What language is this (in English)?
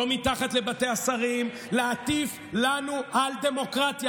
Hebrew